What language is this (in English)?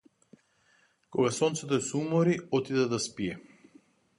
Macedonian